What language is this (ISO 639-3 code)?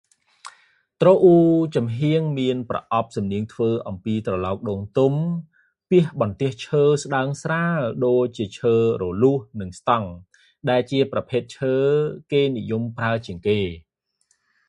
khm